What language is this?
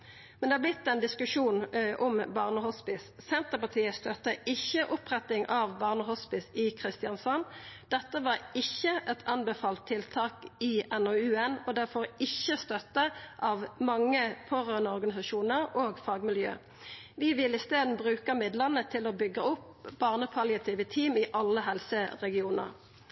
Norwegian Nynorsk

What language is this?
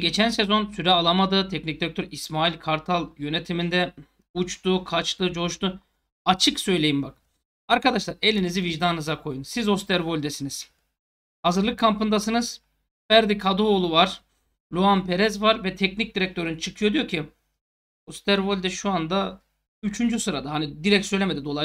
Turkish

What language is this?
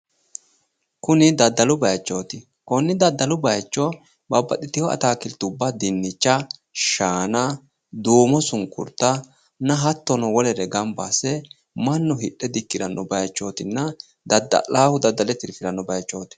Sidamo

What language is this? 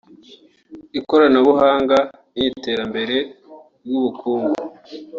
Kinyarwanda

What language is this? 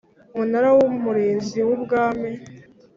Kinyarwanda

